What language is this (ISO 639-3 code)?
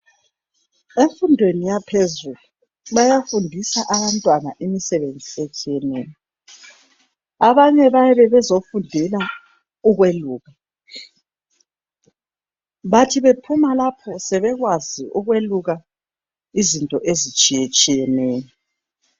nde